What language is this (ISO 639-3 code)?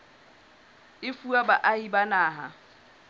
sot